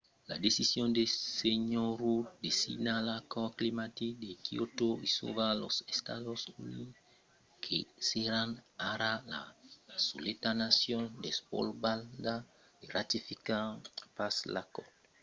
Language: Occitan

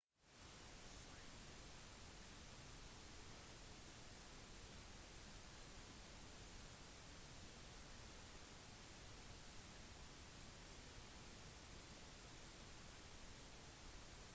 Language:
Norwegian Bokmål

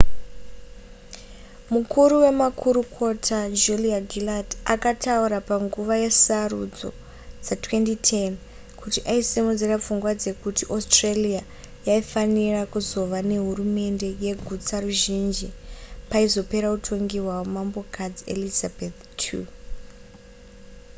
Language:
Shona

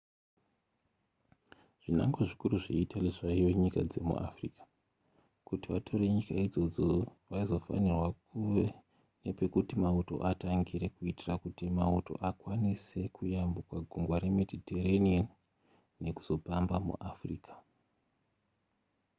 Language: Shona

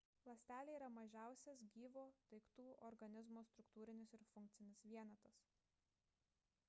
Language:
Lithuanian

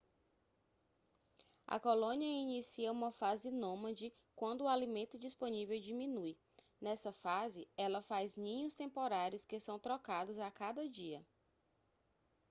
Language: Portuguese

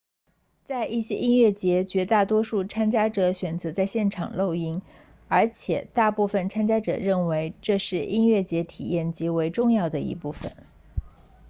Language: Chinese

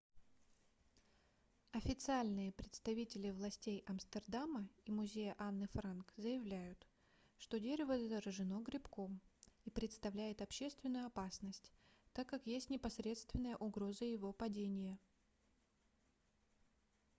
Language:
Russian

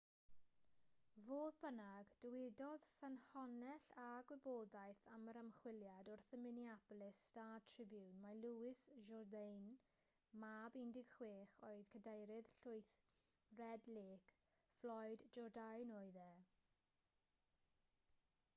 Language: Welsh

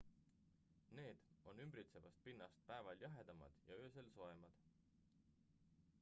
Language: Estonian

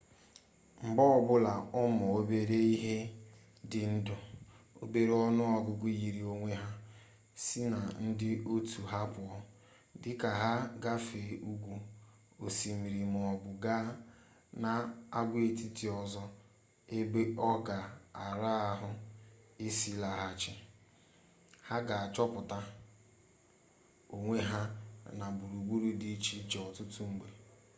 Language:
Igbo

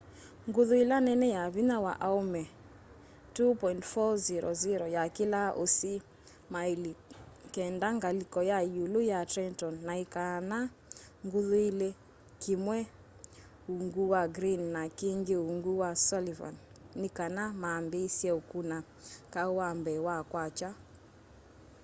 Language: Kamba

